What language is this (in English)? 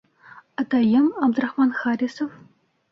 Bashkir